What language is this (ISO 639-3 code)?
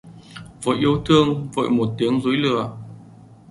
vie